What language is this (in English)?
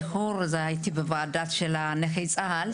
Hebrew